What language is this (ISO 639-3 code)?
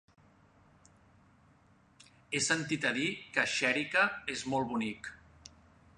cat